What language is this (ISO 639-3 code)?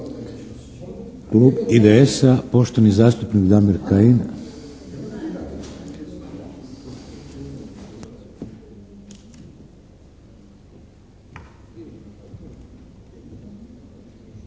hrv